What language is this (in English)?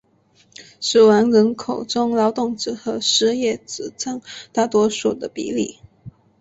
Chinese